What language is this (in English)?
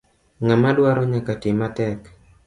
Luo (Kenya and Tanzania)